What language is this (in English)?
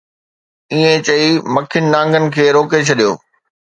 Sindhi